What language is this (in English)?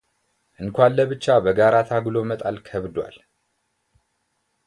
Amharic